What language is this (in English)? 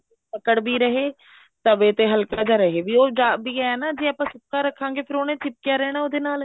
Punjabi